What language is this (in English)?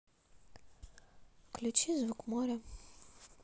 Russian